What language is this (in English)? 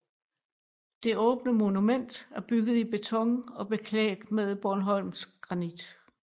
Danish